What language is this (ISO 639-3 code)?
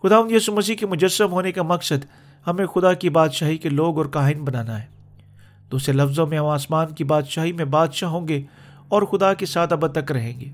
urd